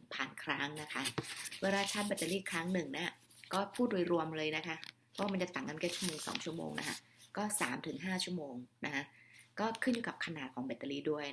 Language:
Thai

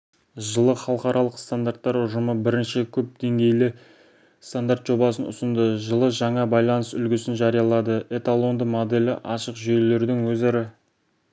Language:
Kazakh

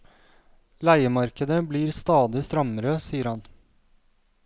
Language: Norwegian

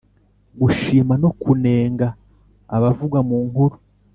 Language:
Kinyarwanda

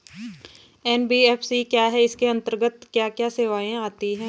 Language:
Hindi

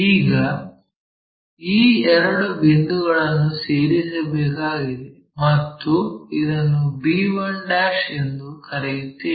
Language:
Kannada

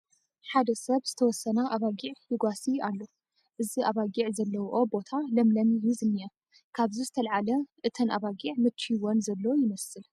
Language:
Tigrinya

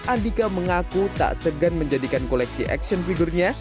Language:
Indonesian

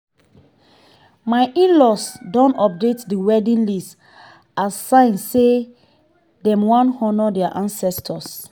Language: Nigerian Pidgin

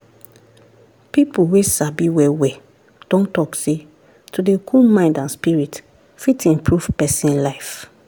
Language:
Nigerian Pidgin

